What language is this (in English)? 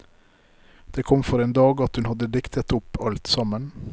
Norwegian